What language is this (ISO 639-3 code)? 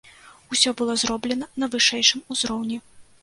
bel